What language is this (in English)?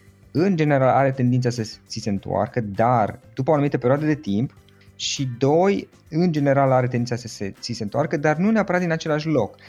Romanian